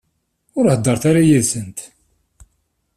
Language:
Kabyle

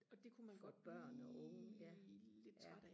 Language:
Danish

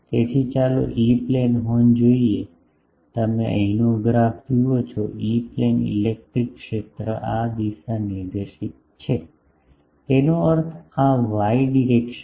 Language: Gujarati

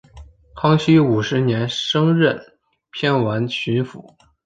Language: Chinese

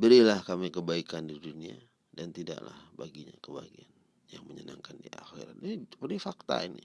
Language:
Indonesian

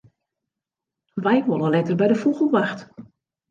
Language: Western Frisian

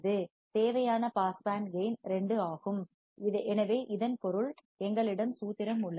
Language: Tamil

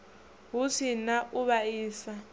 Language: Venda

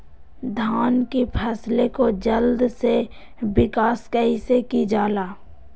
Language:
Magahi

